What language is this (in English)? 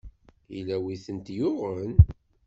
Kabyle